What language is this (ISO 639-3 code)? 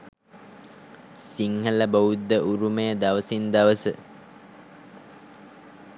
sin